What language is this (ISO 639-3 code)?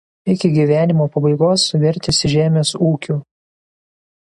lit